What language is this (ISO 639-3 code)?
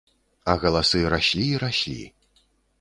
bel